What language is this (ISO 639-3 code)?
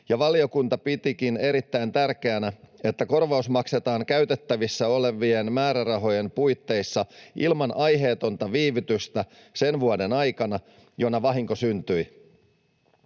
fin